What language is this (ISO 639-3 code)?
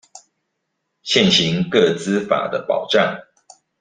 zho